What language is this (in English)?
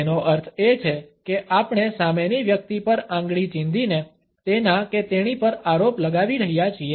Gujarati